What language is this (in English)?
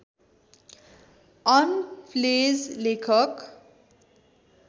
Nepali